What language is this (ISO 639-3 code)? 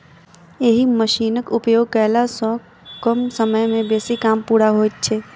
mai